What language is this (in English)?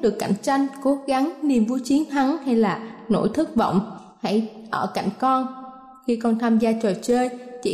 Vietnamese